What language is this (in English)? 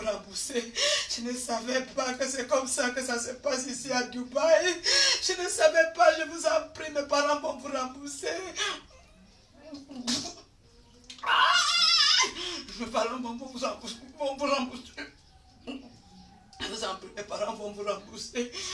French